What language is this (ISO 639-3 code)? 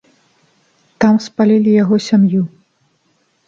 bel